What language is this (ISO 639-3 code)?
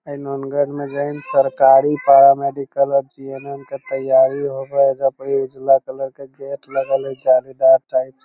mag